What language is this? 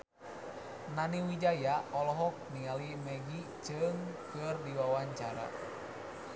Sundanese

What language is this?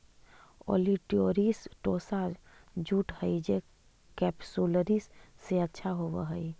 Magahi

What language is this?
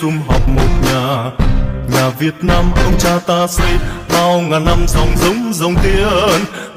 Vietnamese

